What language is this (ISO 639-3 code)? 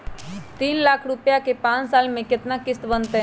mag